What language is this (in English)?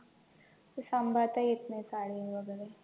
Marathi